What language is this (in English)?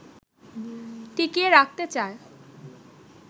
Bangla